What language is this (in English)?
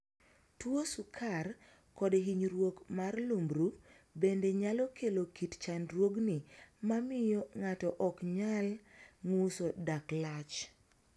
Luo (Kenya and Tanzania)